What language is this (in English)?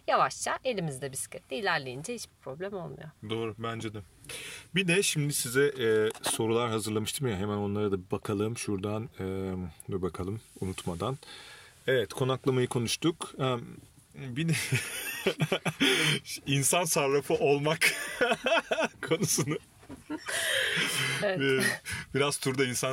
Turkish